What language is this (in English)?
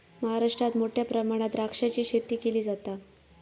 Marathi